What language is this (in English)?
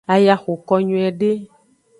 Aja (Benin)